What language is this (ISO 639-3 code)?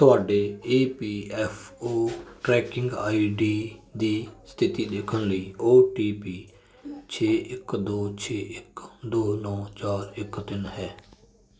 pan